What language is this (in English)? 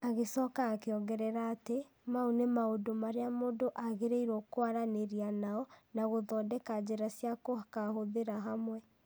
Kikuyu